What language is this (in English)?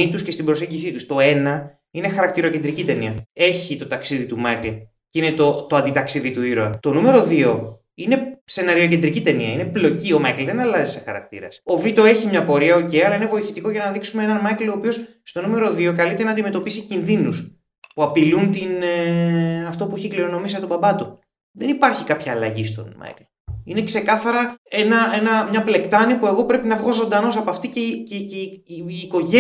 Greek